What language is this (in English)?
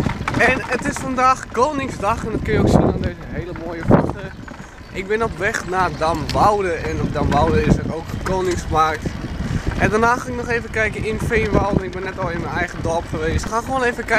Dutch